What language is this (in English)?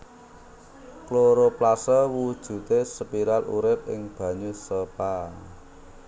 Javanese